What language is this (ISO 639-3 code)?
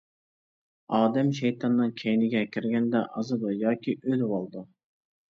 uig